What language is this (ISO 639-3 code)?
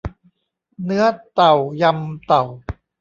tha